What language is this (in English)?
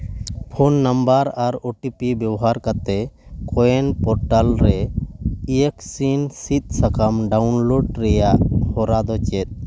Santali